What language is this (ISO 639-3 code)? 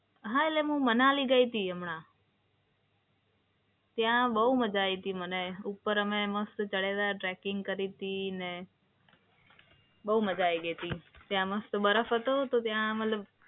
guj